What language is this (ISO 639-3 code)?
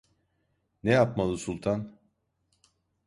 tur